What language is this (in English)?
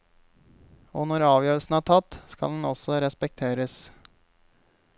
Norwegian